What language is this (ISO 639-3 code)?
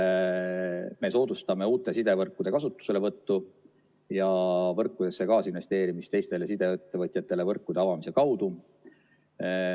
est